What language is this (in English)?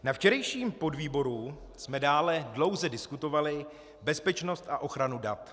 Czech